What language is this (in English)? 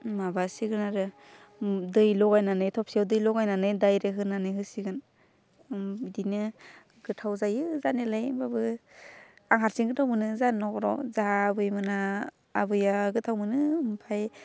Bodo